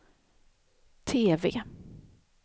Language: Swedish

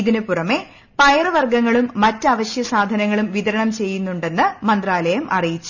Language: Malayalam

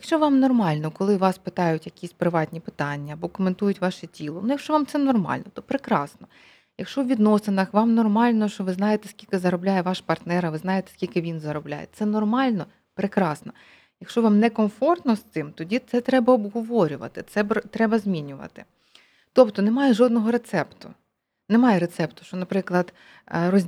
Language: Ukrainian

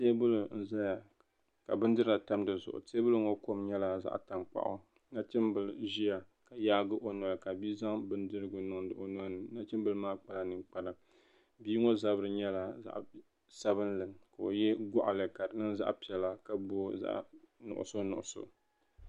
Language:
Dagbani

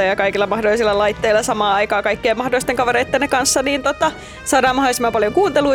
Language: Finnish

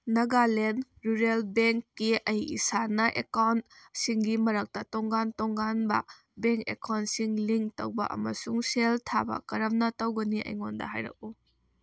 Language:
Manipuri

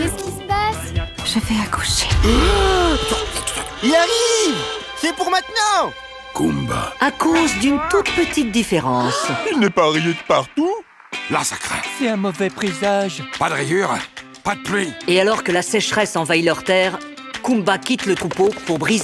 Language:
French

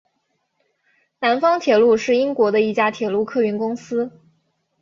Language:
Chinese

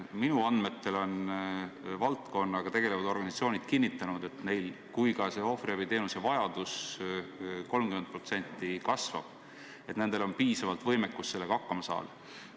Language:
Estonian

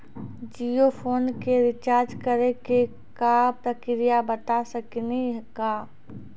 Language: Maithili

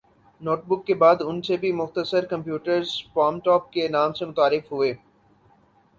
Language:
Urdu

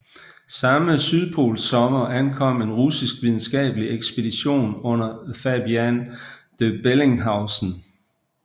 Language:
Danish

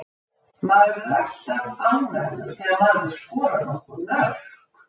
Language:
Icelandic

